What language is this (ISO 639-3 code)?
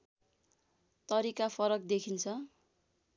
nep